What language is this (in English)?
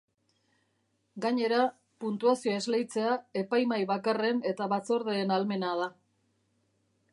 Basque